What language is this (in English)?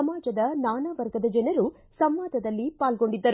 Kannada